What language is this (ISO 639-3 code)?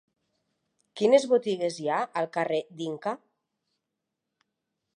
cat